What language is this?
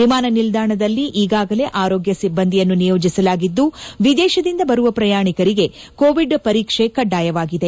Kannada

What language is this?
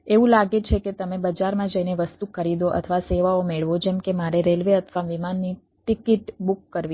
Gujarati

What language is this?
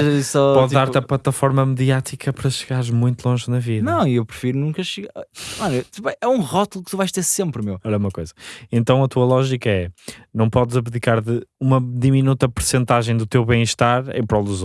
Portuguese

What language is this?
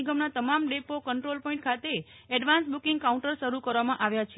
Gujarati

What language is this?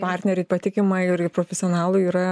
Lithuanian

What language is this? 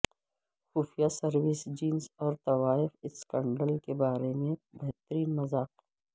Urdu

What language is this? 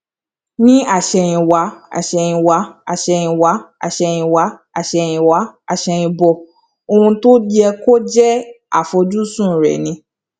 Yoruba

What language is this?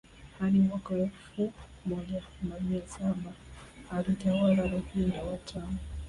Swahili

